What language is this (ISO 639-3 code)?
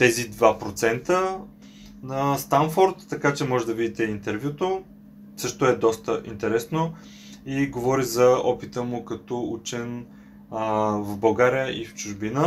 bul